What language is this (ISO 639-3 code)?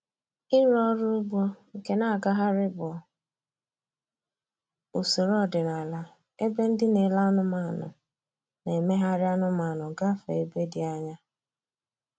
ibo